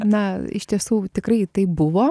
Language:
Lithuanian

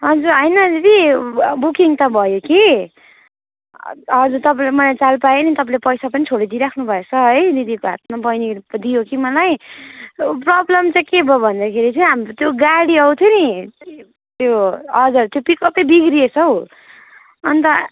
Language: Nepali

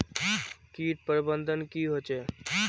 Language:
Magahi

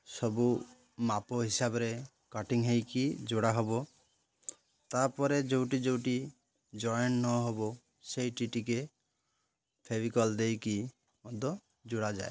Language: Odia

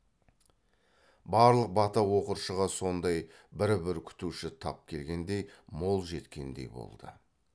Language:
Kazakh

